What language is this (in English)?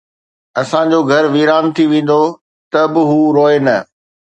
Sindhi